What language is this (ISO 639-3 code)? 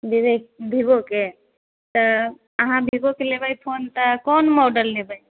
mai